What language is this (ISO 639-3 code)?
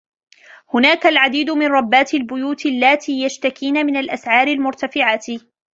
ara